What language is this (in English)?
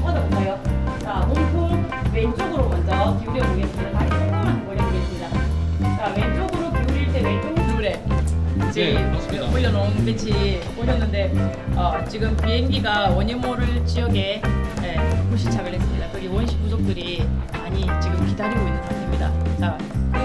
Korean